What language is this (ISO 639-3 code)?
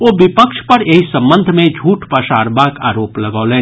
mai